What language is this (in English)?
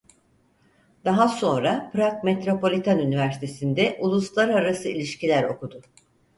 Turkish